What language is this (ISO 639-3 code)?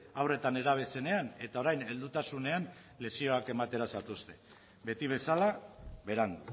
eus